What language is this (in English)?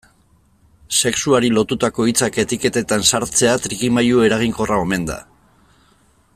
Basque